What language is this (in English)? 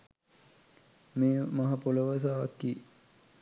Sinhala